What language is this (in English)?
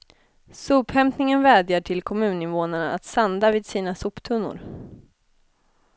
Swedish